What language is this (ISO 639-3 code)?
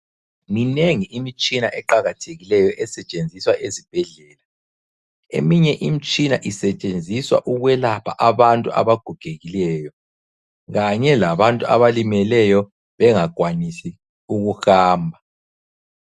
nde